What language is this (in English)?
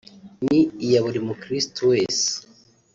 Kinyarwanda